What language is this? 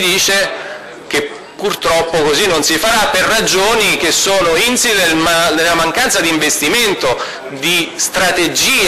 Italian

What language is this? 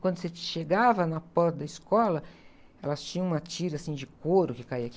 Portuguese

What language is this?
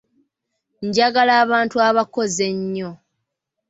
Ganda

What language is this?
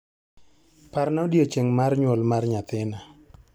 Luo (Kenya and Tanzania)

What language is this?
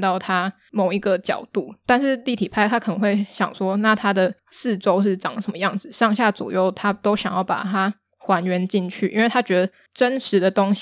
Chinese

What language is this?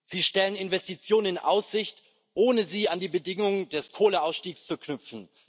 German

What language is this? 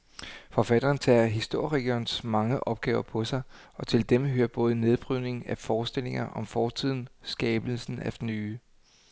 Danish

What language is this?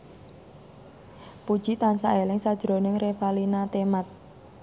Javanese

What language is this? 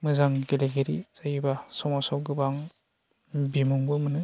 Bodo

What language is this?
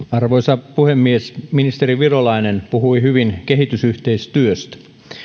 Finnish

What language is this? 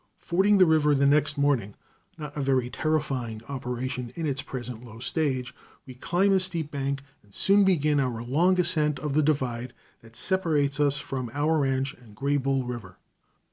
English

